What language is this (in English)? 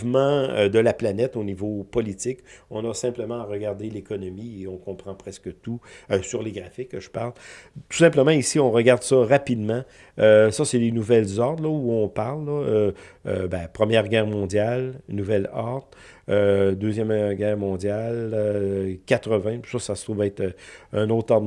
French